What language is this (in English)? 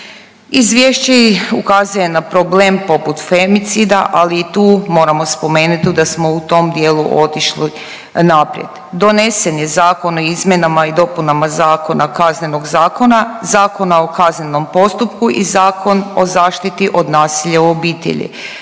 Croatian